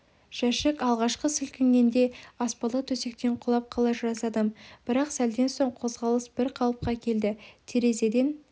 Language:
Kazakh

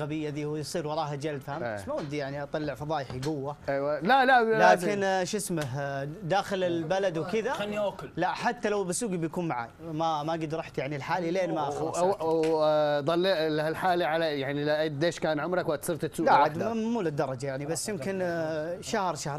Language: Arabic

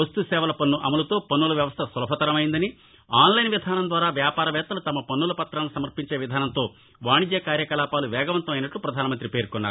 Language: Telugu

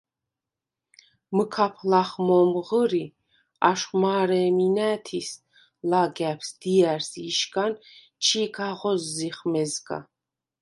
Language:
Svan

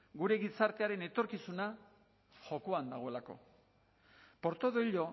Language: Basque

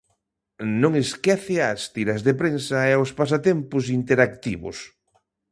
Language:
Galician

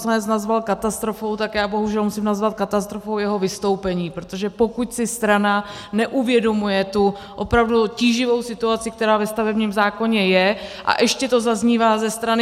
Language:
Czech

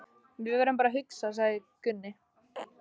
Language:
Icelandic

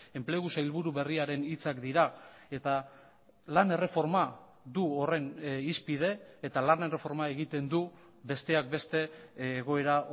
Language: Basque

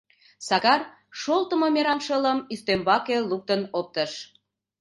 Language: Mari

